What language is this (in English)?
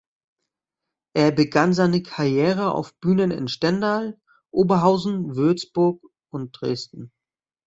German